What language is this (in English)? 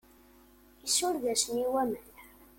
Kabyle